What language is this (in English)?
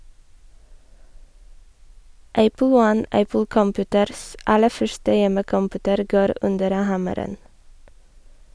Norwegian